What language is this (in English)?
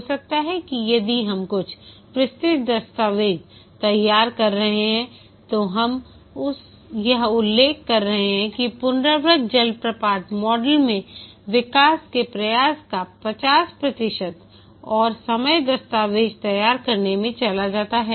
Hindi